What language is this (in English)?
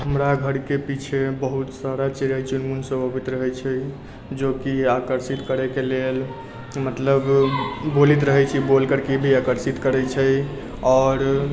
Maithili